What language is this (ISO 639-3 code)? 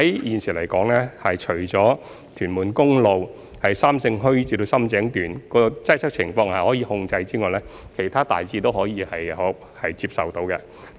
yue